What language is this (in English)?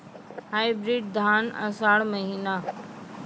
Maithili